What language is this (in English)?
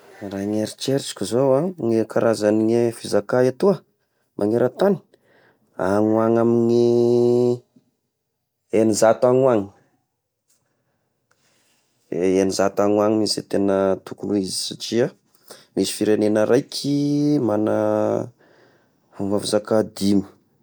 Tesaka Malagasy